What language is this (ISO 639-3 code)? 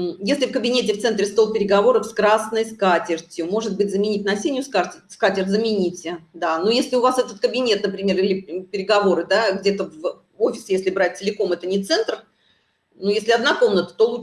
rus